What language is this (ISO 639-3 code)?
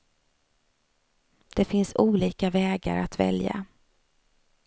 swe